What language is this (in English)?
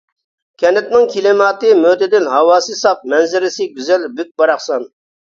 Uyghur